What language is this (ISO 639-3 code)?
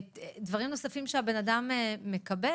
heb